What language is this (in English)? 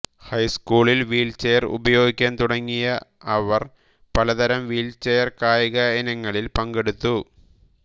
Malayalam